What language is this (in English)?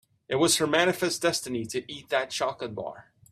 English